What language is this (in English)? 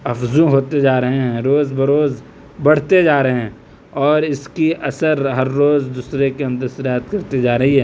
Urdu